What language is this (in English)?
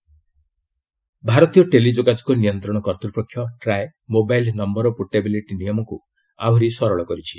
Odia